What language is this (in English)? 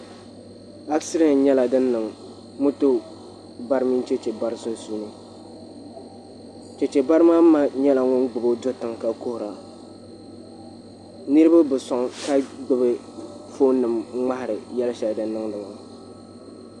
Dagbani